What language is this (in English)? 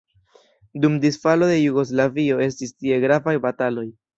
Esperanto